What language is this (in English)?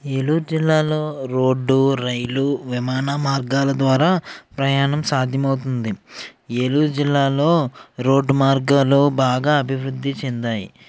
Telugu